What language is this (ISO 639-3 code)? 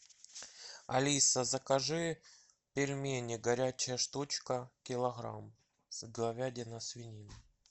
rus